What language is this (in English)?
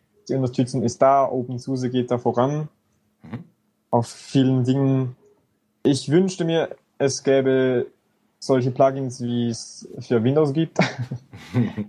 German